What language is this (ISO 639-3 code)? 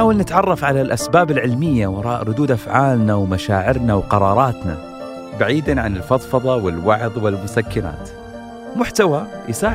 ara